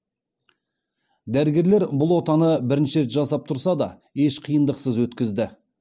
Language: Kazakh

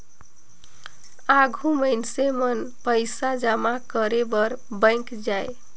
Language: Chhattisgarhi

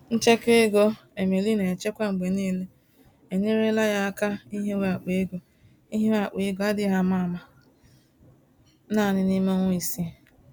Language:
Igbo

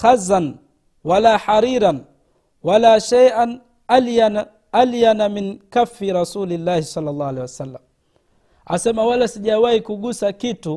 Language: Swahili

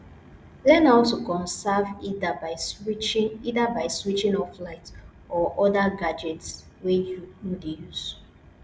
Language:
Nigerian Pidgin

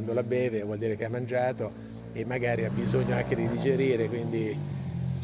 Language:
Italian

